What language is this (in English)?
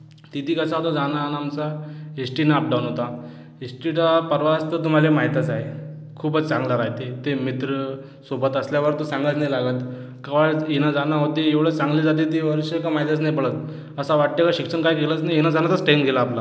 Marathi